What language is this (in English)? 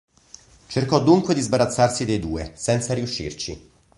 Italian